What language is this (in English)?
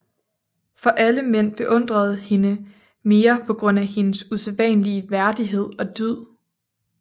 Danish